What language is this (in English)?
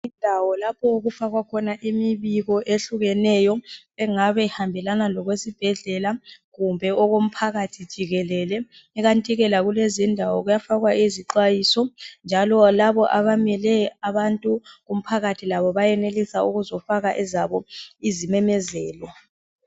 North Ndebele